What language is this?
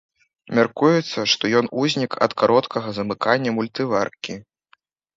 Belarusian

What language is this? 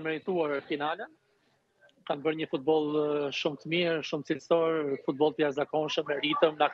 Romanian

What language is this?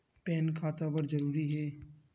Chhattisgarhi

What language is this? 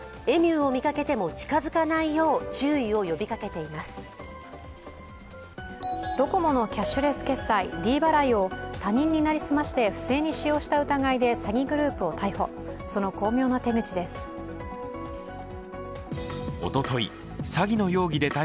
Japanese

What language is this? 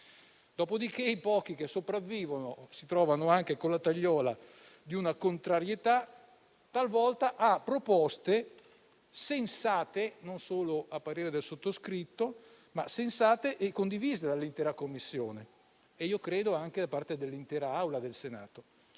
Italian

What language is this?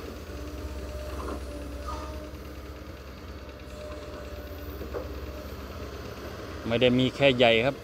Thai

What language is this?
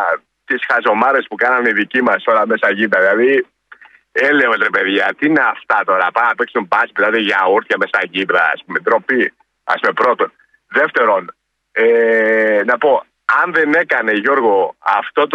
Greek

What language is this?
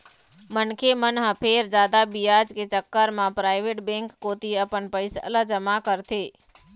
Chhattisgarhi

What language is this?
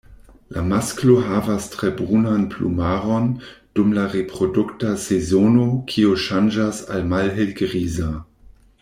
Esperanto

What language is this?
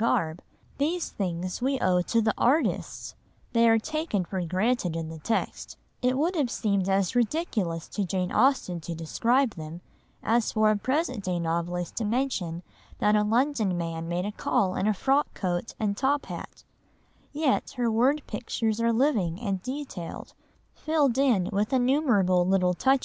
English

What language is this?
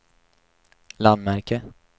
Swedish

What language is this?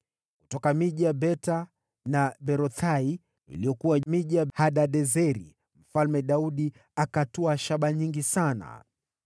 Swahili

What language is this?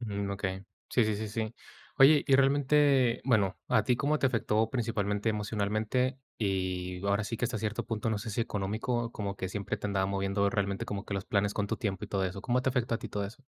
Spanish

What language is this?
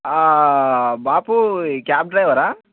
Telugu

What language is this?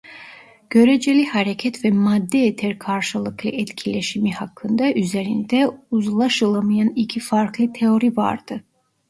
Turkish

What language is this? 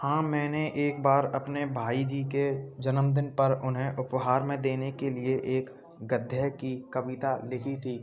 Hindi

